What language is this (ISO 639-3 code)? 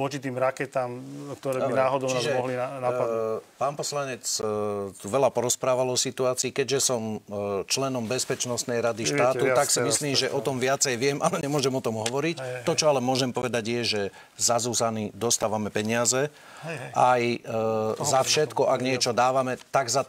slk